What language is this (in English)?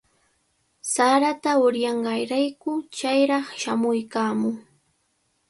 Cajatambo North Lima Quechua